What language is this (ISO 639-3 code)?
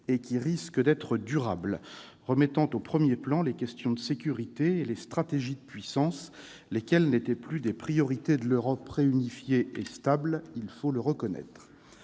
fra